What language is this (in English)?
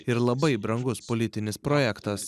Lithuanian